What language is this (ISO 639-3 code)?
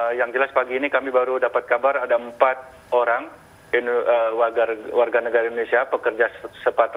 ind